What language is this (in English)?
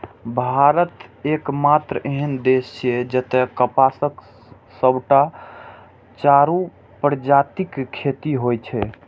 Maithili